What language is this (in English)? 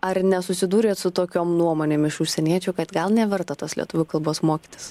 Lithuanian